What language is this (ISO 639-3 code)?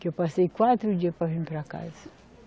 por